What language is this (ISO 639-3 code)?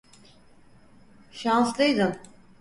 tur